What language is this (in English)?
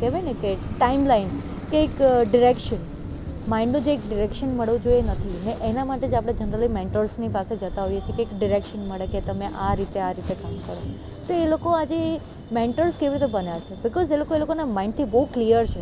Gujarati